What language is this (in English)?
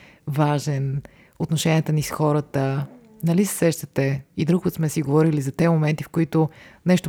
Bulgarian